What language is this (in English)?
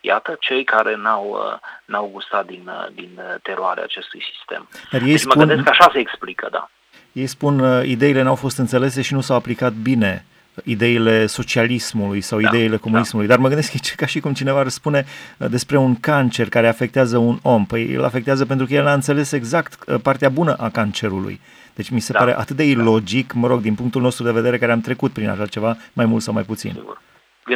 Romanian